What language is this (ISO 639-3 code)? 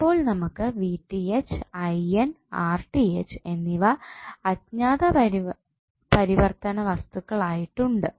mal